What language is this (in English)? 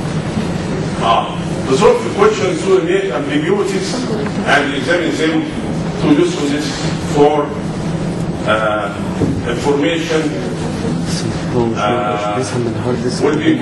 Arabic